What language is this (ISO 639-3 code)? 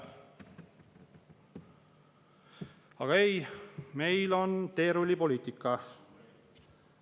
est